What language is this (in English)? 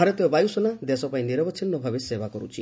Odia